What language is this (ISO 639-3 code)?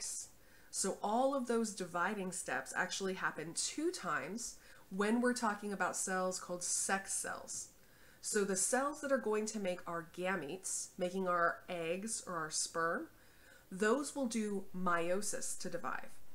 eng